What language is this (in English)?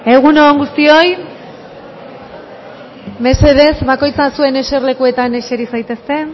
Basque